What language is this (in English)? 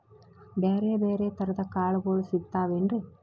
Kannada